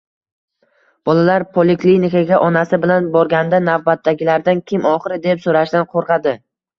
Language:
Uzbek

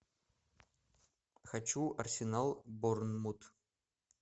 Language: Russian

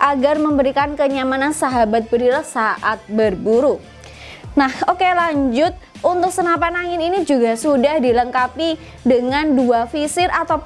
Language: Indonesian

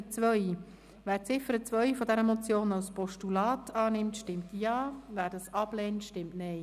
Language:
Swiss German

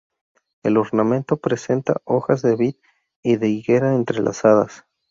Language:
Spanish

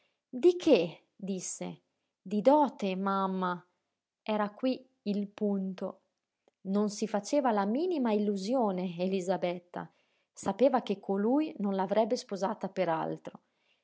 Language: Italian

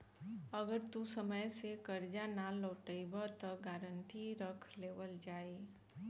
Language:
Bhojpuri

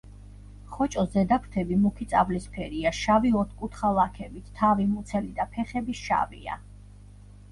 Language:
Georgian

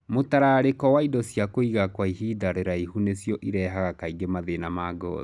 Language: Kikuyu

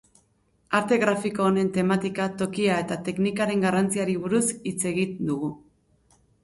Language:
Basque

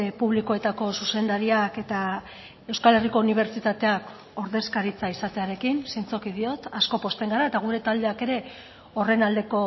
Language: Basque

